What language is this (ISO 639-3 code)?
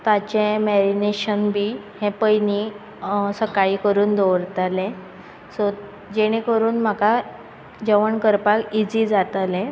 kok